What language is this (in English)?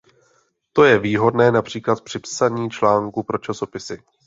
Czech